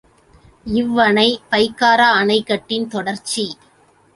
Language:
Tamil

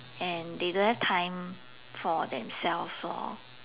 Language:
English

